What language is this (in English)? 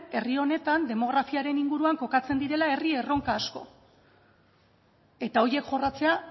Basque